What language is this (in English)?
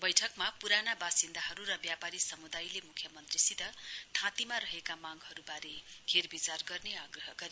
Nepali